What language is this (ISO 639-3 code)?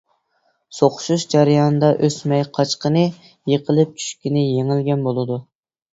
uig